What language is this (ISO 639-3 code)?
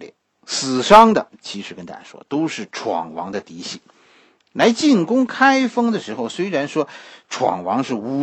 zho